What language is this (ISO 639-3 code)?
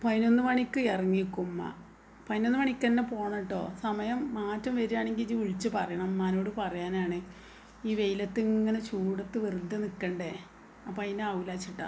mal